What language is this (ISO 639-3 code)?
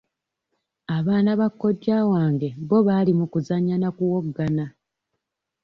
lug